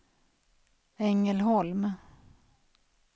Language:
Swedish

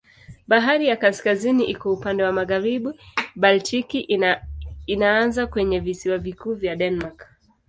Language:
Swahili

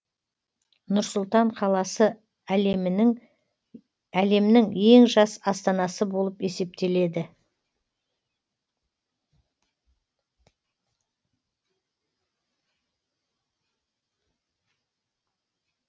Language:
Kazakh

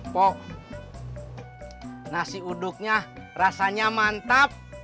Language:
Indonesian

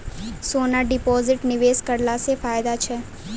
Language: Maithili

